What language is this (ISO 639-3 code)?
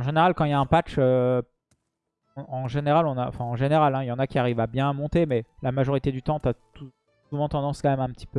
fra